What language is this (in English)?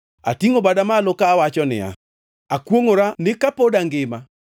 Luo (Kenya and Tanzania)